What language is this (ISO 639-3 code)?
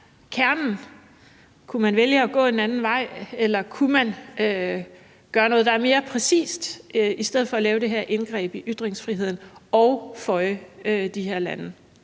dan